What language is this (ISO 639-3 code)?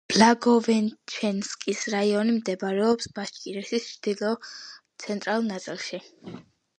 kat